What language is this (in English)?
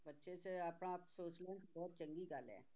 Punjabi